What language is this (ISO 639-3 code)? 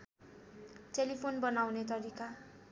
nep